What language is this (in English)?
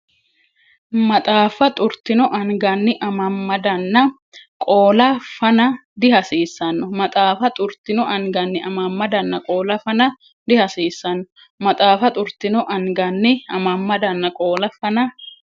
Sidamo